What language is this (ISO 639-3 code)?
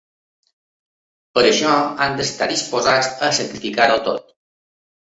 cat